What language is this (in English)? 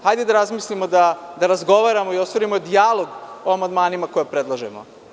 Serbian